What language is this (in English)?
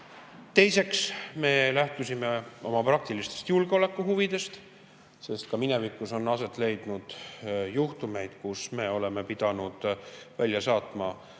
Estonian